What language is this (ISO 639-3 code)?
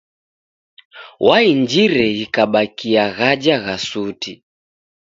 dav